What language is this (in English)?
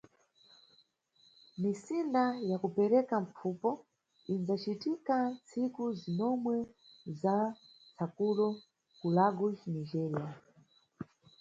Nyungwe